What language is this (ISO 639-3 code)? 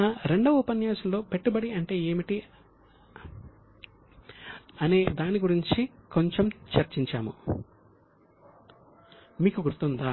tel